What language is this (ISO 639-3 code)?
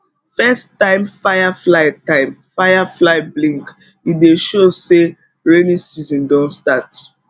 pcm